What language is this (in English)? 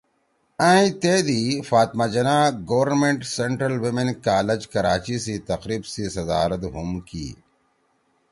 Torwali